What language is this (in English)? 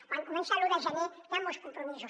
Catalan